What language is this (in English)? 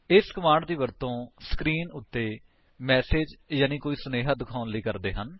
Punjabi